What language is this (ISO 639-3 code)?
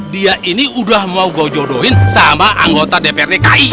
ind